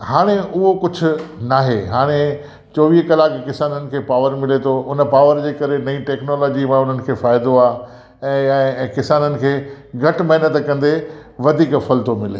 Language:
Sindhi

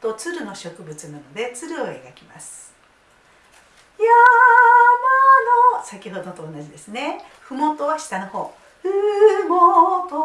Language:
Japanese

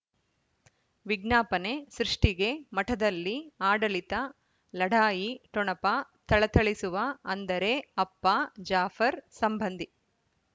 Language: Kannada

